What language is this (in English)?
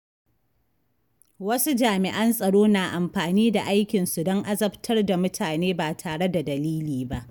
Hausa